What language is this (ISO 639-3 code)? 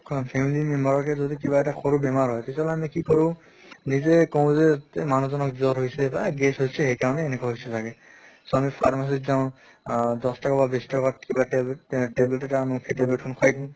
asm